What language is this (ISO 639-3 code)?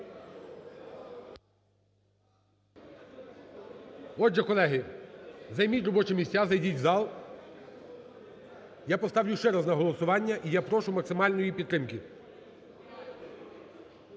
ukr